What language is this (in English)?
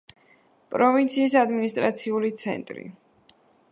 Georgian